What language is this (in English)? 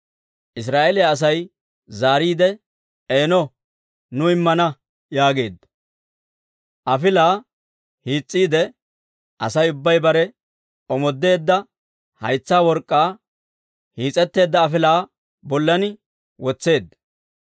Dawro